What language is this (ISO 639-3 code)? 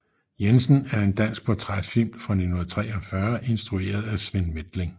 dan